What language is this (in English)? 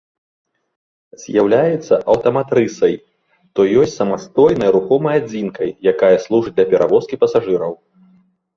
Belarusian